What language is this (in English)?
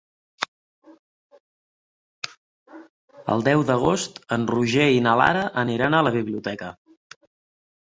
Catalan